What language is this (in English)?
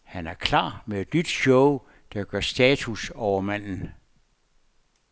Danish